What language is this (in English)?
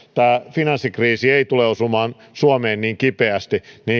Finnish